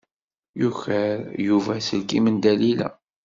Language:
Kabyle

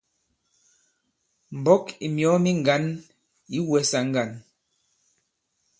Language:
Bankon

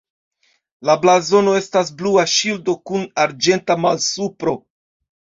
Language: Esperanto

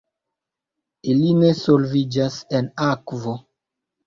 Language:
Esperanto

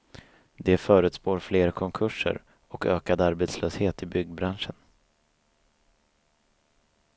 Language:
Swedish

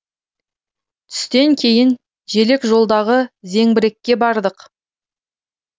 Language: Kazakh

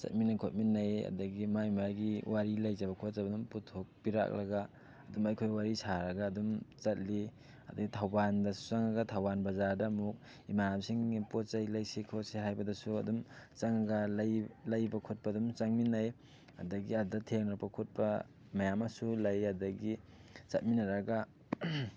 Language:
Manipuri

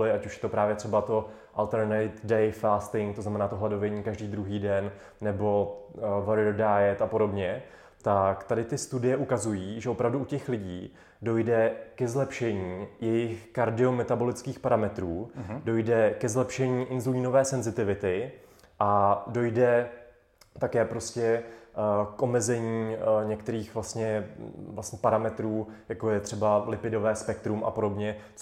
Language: Czech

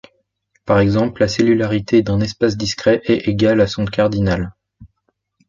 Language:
French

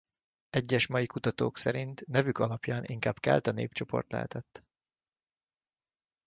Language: Hungarian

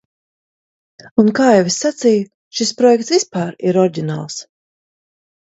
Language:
Latvian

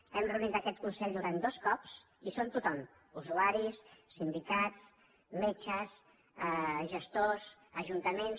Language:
Catalan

